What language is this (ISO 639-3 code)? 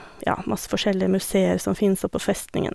nor